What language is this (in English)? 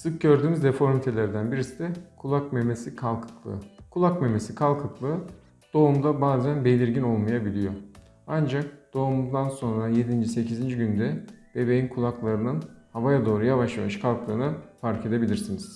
Turkish